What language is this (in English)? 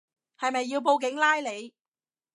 Cantonese